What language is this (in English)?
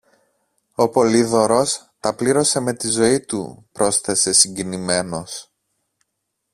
Greek